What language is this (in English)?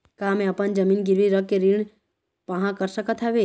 Chhattisgarhi